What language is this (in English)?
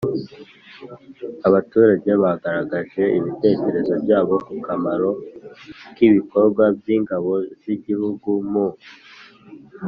Kinyarwanda